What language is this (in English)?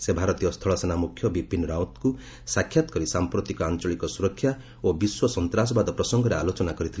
Odia